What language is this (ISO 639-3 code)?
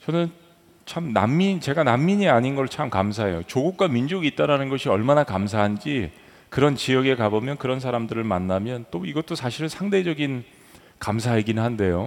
kor